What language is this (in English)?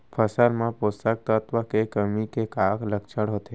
Chhattisgarhi